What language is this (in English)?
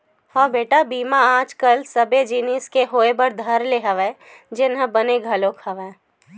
Chhattisgarhi